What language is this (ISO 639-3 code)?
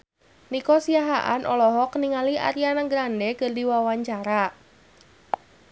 sun